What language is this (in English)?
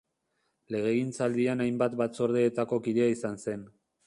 Basque